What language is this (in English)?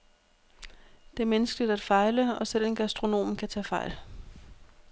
Danish